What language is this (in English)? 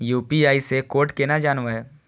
Maithili